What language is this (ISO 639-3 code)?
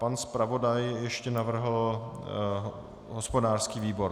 ces